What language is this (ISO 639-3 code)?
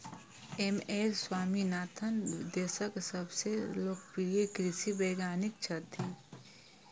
mai